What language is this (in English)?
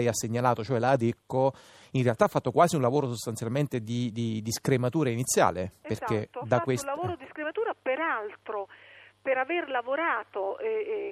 Italian